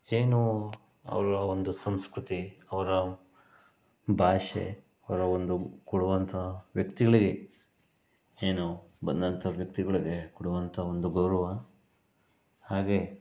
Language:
Kannada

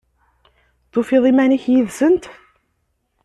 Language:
Kabyle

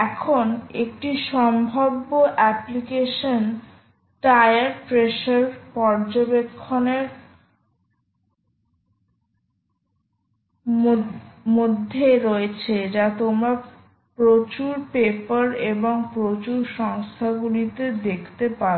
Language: Bangla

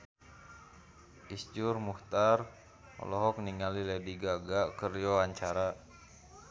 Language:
Sundanese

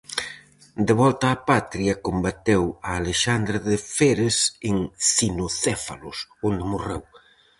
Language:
Galician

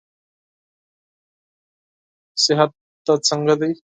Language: Pashto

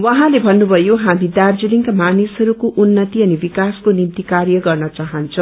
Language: Nepali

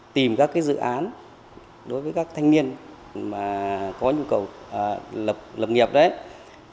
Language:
Vietnamese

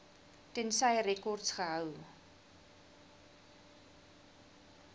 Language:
Afrikaans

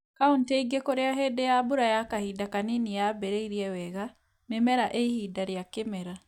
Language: Kikuyu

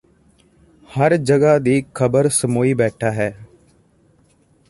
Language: Punjabi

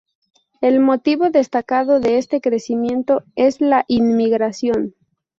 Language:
Spanish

